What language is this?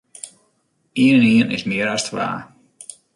Western Frisian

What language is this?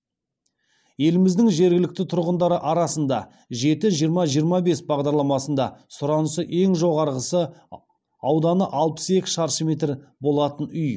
Kazakh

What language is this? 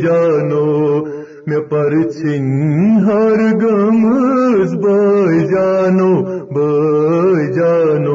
Urdu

